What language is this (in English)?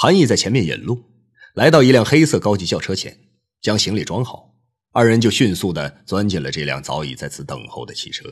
Chinese